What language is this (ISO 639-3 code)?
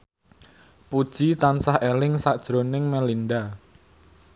jav